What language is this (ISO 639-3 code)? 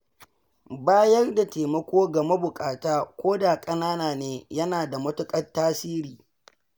hau